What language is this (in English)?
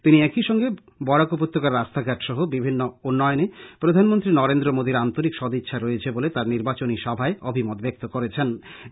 Bangla